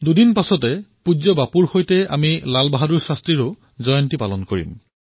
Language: Assamese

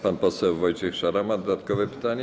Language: Polish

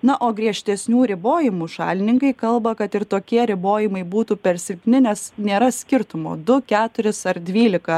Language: Lithuanian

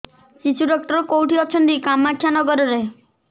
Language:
Odia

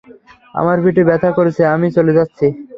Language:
Bangla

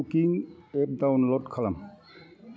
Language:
Bodo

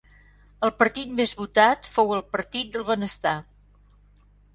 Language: Catalan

